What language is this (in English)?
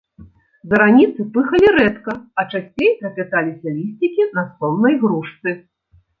Belarusian